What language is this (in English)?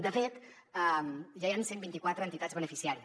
Catalan